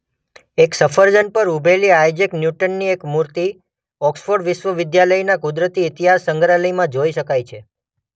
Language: Gujarati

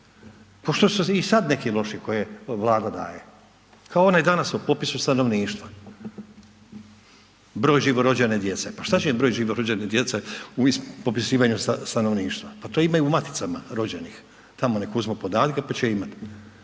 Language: Croatian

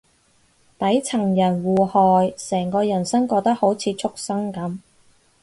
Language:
Cantonese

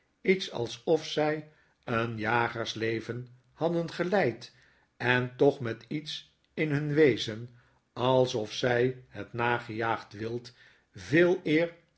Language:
Dutch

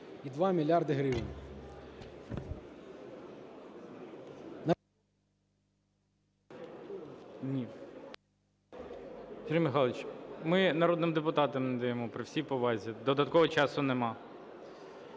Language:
Ukrainian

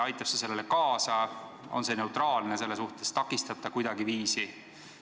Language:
Estonian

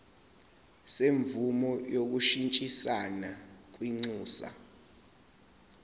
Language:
Zulu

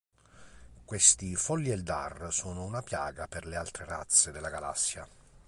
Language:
Italian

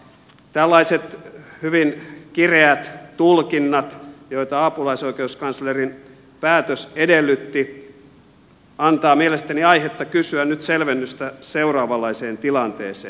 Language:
Finnish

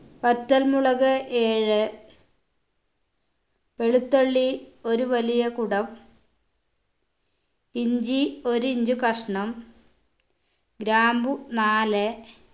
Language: Malayalam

